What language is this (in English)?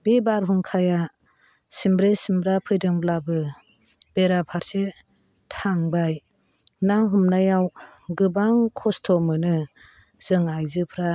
Bodo